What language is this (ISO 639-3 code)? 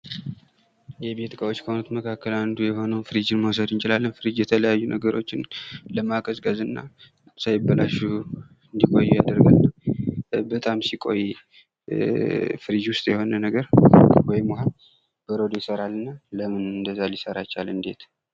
amh